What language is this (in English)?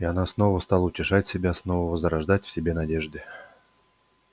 Russian